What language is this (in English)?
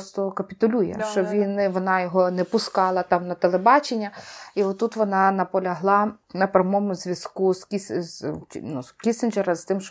Ukrainian